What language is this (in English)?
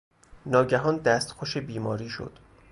Persian